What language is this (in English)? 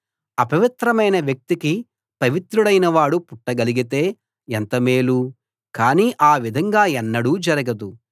Telugu